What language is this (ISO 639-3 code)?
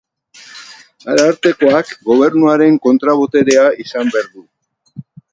eus